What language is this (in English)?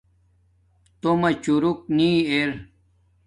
Domaaki